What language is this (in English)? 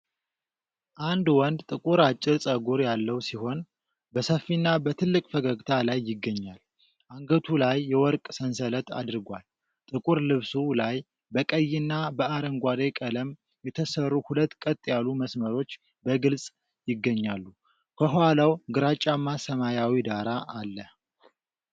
Amharic